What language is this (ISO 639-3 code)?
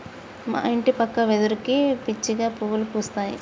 tel